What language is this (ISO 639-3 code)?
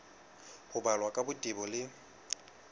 sot